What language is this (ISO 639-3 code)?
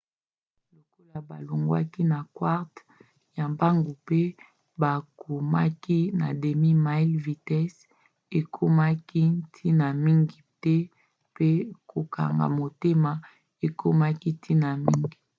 lin